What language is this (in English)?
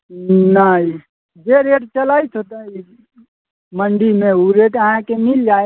Maithili